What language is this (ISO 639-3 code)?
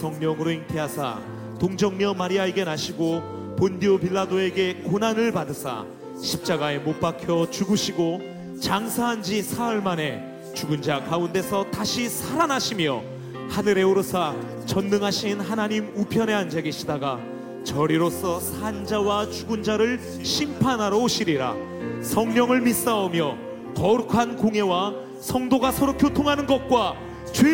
kor